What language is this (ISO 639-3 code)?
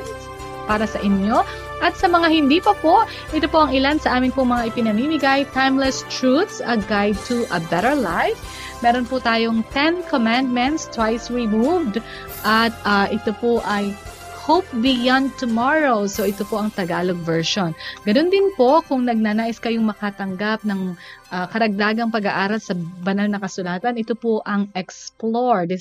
fil